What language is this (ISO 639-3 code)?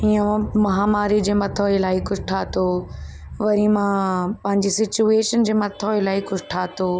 snd